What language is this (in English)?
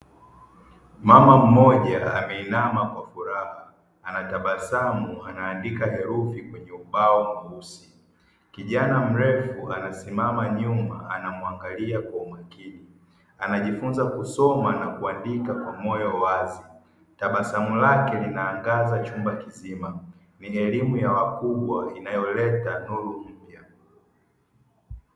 Swahili